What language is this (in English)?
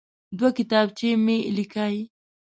Pashto